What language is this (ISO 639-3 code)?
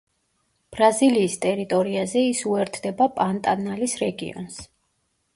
kat